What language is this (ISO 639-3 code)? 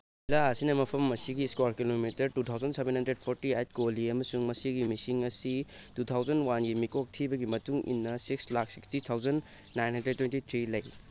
mni